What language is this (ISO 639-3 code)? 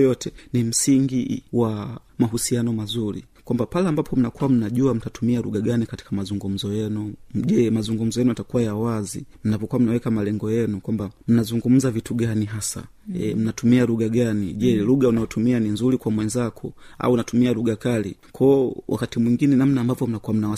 swa